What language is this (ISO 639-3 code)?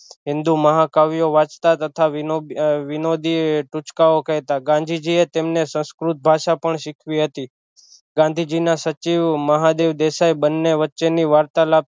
guj